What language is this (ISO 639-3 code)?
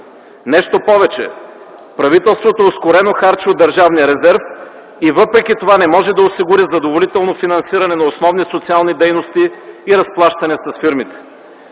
bul